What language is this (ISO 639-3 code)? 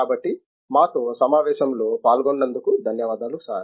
tel